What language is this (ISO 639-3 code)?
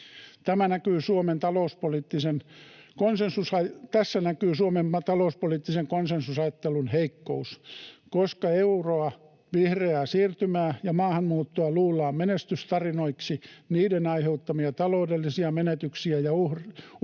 fin